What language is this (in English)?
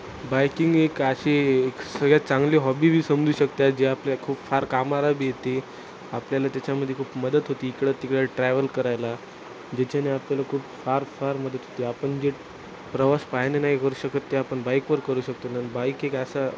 Marathi